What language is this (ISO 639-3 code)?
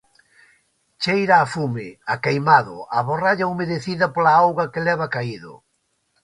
glg